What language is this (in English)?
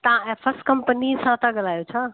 Sindhi